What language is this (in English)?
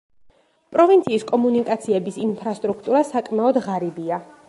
Georgian